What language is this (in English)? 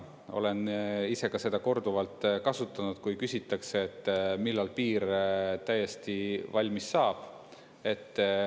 Estonian